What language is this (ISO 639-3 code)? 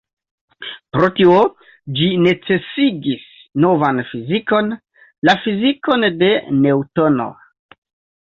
epo